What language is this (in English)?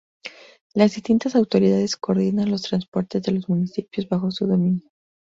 Spanish